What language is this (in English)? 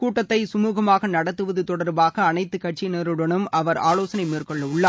Tamil